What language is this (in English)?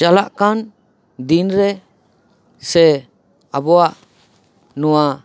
Santali